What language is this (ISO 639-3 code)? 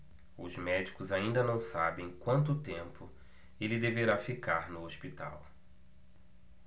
por